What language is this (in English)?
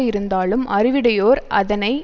Tamil